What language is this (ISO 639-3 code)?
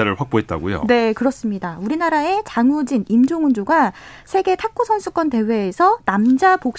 kor